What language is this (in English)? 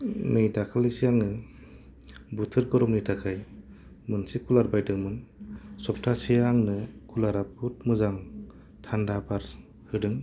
Bodo